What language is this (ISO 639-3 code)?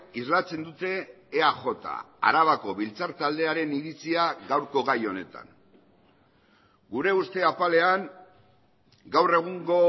eus